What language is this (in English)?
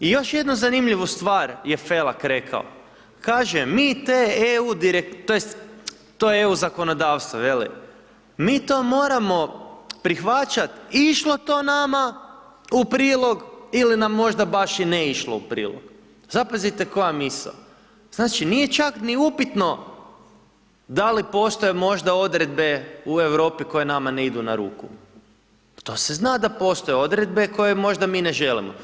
Croatian